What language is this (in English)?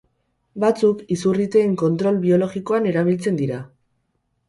Basque